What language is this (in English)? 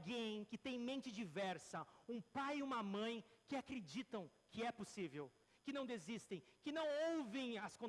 Portuguese